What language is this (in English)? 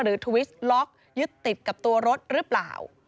Thai